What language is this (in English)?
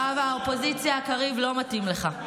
Hebrew